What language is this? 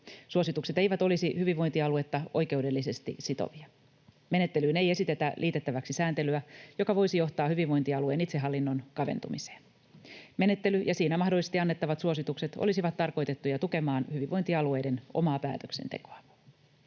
Finnish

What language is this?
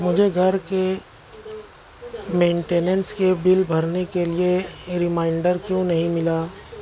Urdu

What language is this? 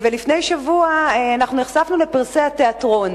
Hebrew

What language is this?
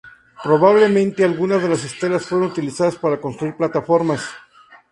Spanish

